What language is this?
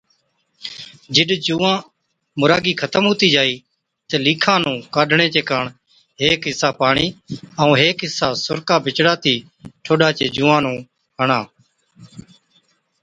Od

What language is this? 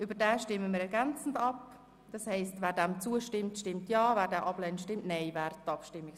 Swiss German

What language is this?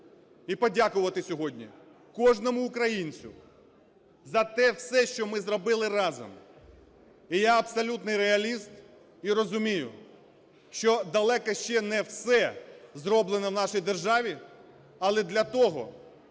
Ukrainian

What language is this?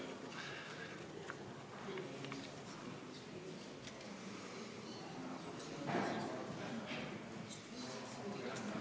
Estonian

